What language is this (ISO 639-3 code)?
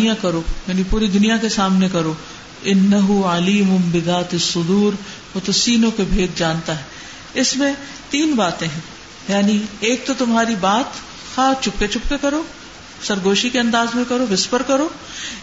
urd